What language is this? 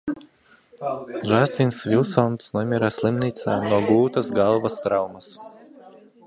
Latvian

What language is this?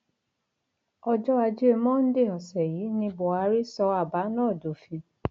Yoruba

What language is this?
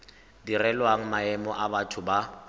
Tswana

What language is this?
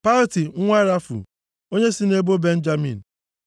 Igbo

